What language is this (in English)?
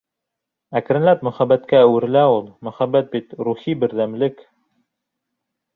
Bashkir